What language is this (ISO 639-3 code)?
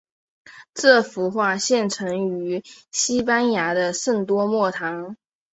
zho